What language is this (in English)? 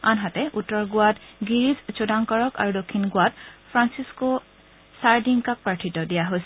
Assamese